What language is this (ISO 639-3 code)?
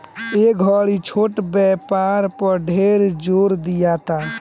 bho